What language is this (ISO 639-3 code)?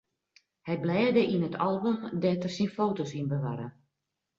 fry